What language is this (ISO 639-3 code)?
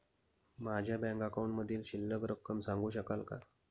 mar